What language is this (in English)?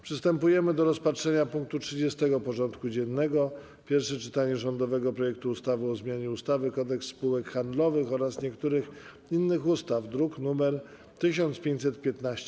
Polish